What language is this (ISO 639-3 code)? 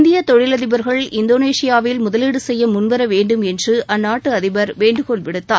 tam